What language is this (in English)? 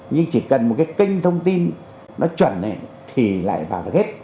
Vietnamese